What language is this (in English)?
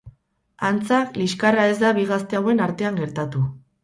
Basque